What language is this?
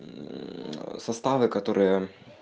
Russian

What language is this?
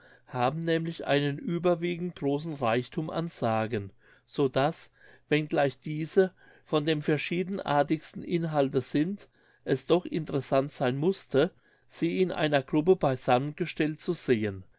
German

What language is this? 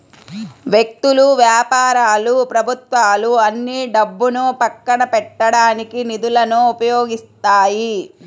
Telugu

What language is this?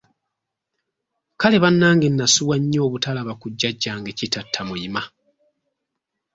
Ganda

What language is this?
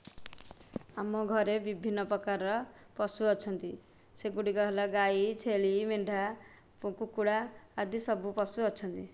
Odia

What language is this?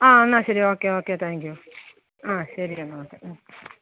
Malayalam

